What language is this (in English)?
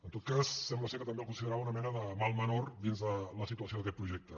Catalan